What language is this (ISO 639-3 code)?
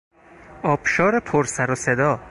fas